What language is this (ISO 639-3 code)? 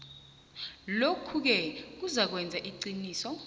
nbl